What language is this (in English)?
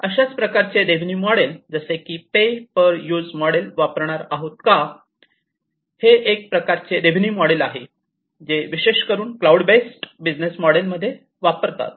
Marathi